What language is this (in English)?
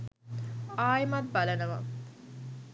Sinhala